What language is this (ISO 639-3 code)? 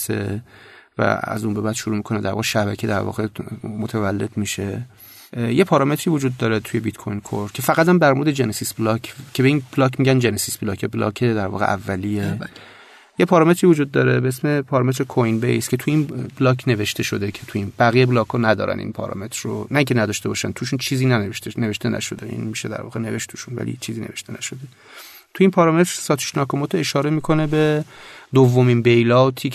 fas